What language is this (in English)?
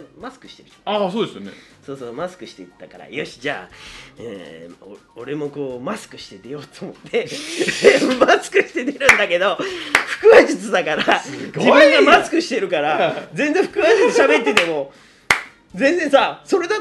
Japanese